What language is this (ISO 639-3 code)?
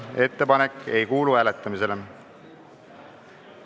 est